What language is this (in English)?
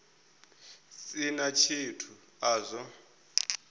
Venda